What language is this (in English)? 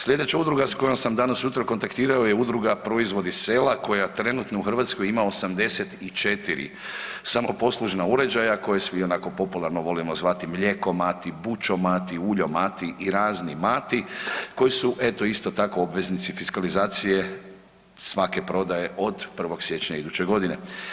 Croatian